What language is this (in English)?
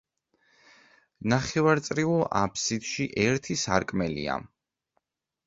Georgian